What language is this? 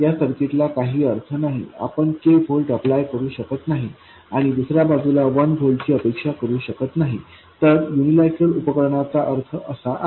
Marathi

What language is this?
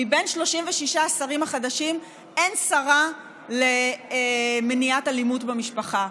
Hebrew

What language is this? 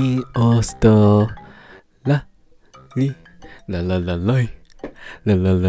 Japanese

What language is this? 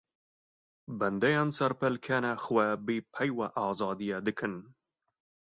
Kurdish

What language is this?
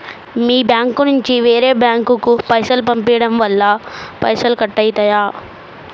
Telugu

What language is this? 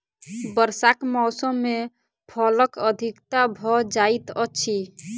Maithili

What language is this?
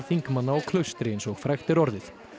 Icelandic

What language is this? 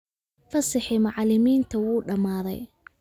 Somali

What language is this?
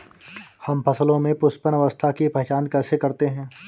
Hindi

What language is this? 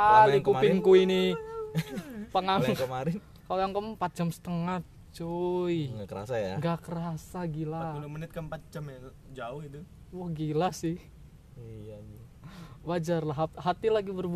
Indonesian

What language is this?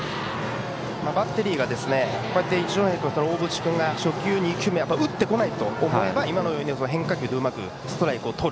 Japanese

